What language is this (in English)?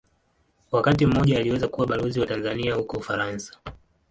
Swahili